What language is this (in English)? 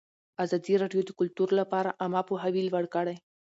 Pashto